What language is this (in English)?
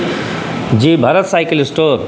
Maithili